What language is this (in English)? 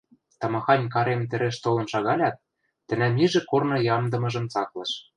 Western Mari